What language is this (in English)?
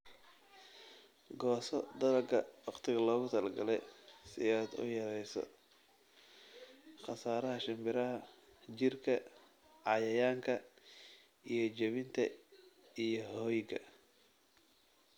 Somali